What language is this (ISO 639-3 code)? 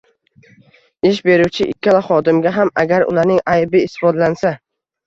uzb